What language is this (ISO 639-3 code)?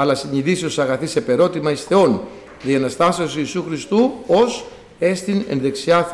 ell